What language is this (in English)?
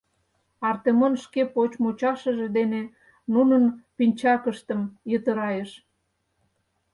Mari